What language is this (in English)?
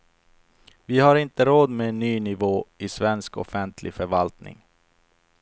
Swedish